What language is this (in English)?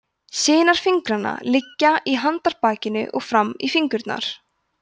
Icelandic